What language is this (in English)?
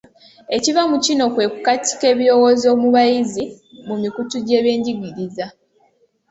Ganda